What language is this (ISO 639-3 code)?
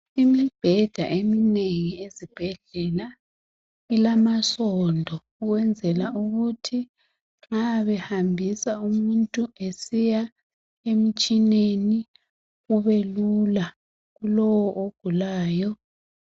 nde